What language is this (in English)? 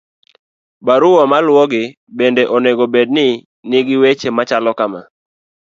Luo (Kenya and Tanzania)